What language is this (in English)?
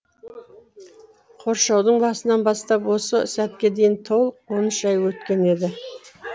Kazakh